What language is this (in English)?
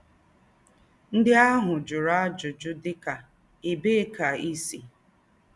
Igbo